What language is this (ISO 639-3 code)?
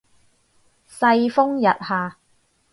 yue